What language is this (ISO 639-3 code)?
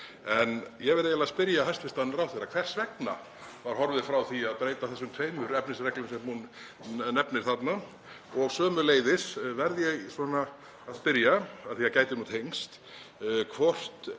isl